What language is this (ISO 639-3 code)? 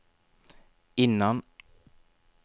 swe